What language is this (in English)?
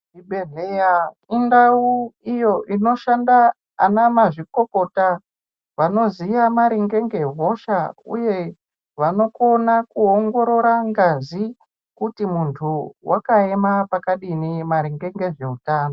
Ndau